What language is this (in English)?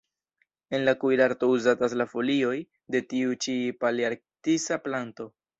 Esperanto